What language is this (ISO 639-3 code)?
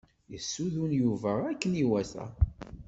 kab